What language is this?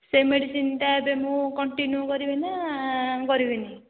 Odia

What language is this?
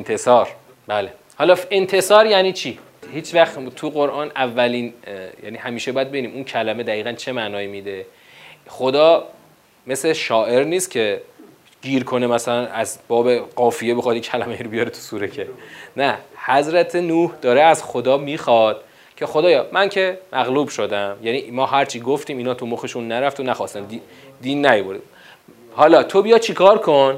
Persian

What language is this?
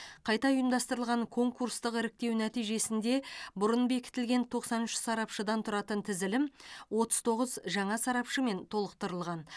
Kazakh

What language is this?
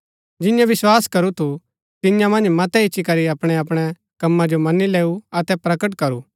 Gaddi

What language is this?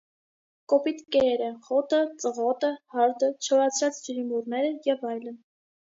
Armenian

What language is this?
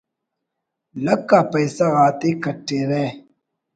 Brahui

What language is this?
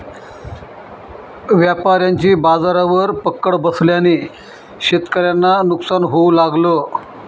Marathi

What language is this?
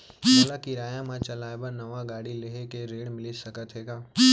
Chhattisgarhi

